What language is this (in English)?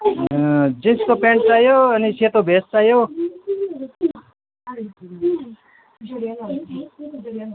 Nepali